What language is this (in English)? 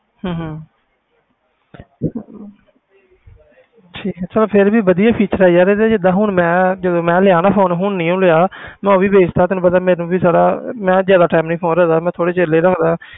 Punjabi